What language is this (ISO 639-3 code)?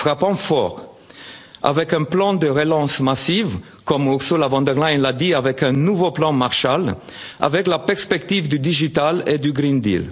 fra